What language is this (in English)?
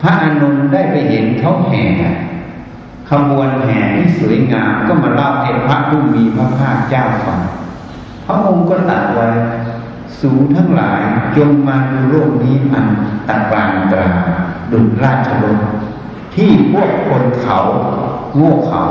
Thai